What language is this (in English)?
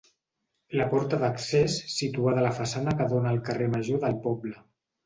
Catalan